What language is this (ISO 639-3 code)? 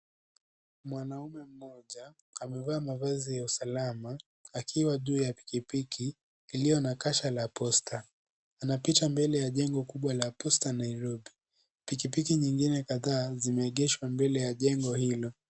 swa